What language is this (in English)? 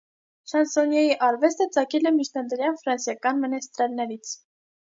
Armenian